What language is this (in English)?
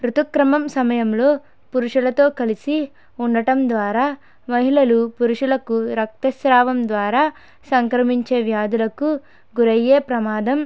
Telugu